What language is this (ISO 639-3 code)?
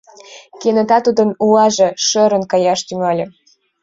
chm